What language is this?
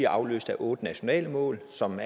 Danish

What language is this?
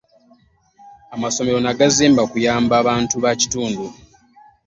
Ganda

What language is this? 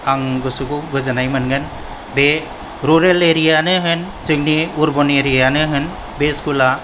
Bodo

